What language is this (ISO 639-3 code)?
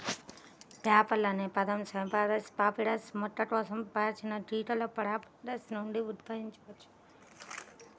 tel